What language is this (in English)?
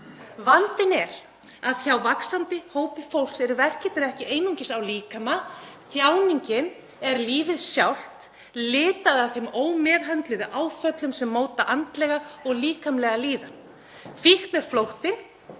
Icelandic